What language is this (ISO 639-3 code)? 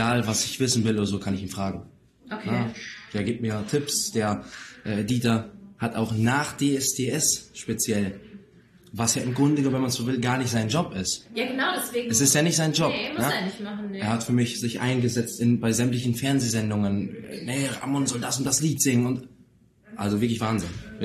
deu